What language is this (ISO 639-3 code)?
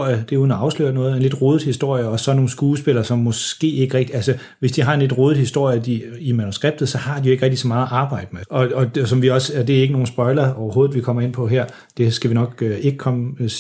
dan